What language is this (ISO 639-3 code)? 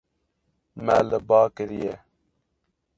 kur